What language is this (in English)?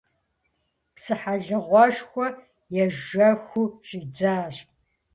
Kabardian